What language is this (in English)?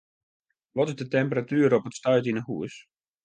Western Frisian